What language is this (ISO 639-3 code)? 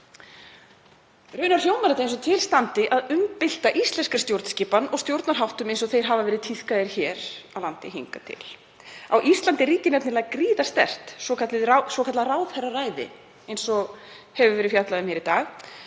isl